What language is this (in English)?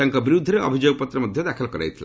Odia